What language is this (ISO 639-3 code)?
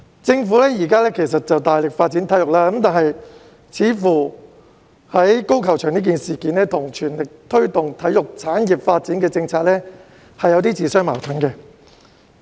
yue